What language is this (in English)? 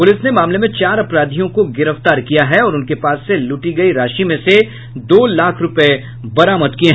Hindi